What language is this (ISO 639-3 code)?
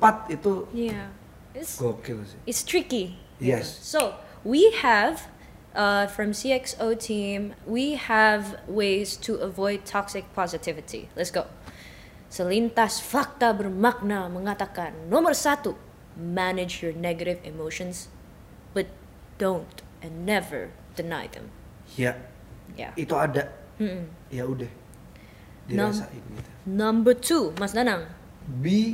ind